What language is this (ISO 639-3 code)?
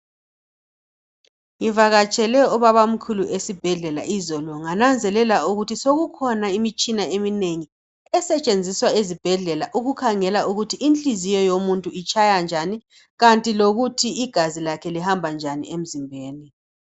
nde